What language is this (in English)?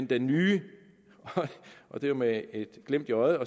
Danish